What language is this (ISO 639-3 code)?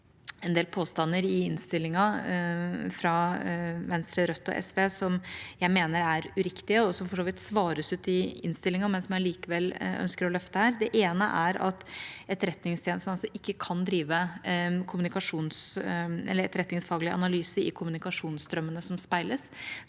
nor